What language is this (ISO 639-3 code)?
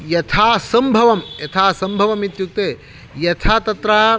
san